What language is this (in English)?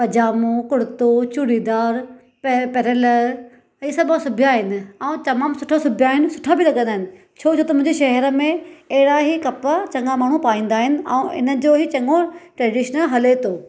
Sindhi